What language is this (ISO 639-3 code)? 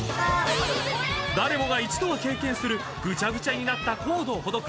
jpn